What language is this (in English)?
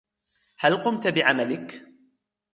Arabic